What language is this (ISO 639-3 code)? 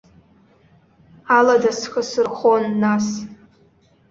abk